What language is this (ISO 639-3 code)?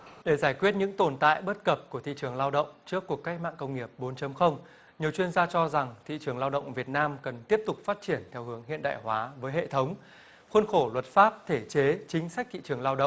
vie